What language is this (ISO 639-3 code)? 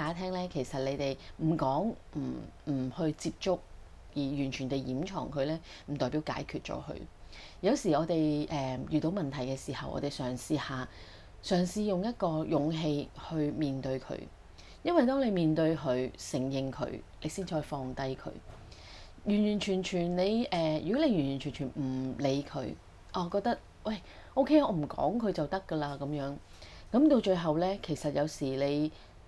zho